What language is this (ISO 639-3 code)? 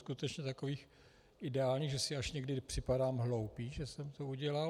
ces